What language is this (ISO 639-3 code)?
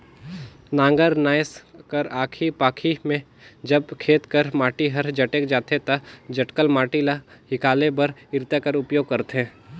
hne